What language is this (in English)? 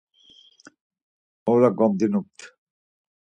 Laz